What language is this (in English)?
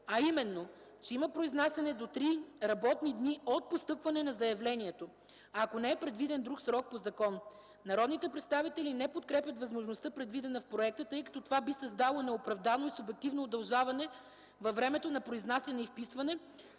Bulgarian